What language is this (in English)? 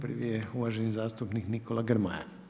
Croatian